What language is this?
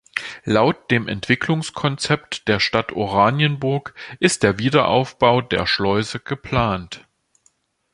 German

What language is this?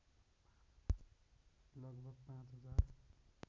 Nepali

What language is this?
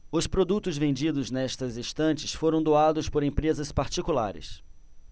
Portuguese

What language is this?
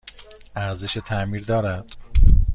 Persian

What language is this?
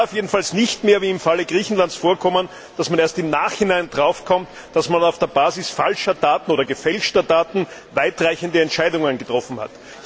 German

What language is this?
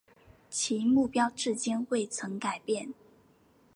Chinese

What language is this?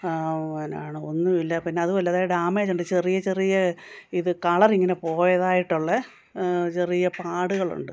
Malayalam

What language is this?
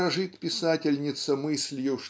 Russian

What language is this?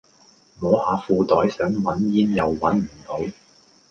Cantonese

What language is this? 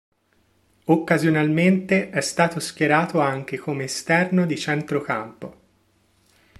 Italian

